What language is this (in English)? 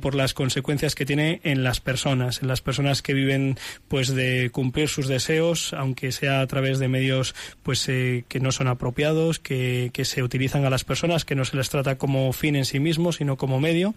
Spanish